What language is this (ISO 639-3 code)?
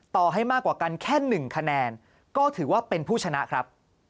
tha